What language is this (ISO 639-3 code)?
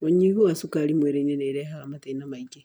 kik